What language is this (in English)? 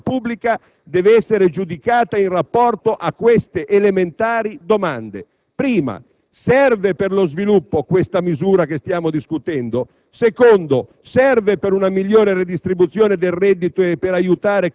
Italian